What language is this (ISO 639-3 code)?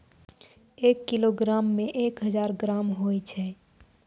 mai